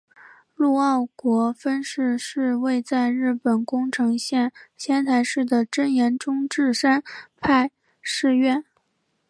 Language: Chinese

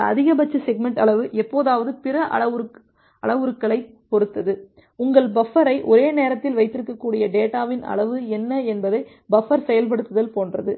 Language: Tamil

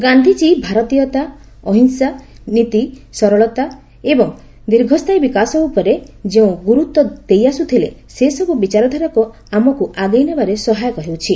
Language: Odia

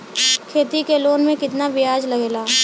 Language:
Bhojpuri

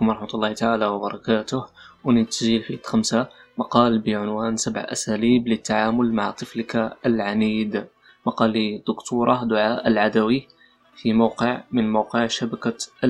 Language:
Arabic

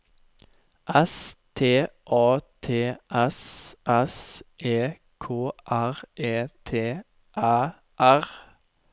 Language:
Norwegian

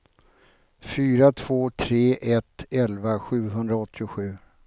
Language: Swedish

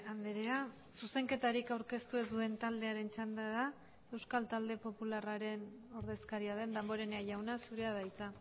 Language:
Basque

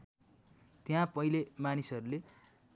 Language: Nepali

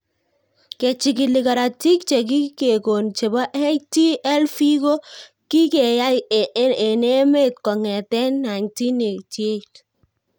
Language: Kalenjin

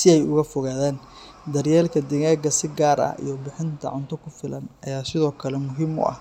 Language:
Somali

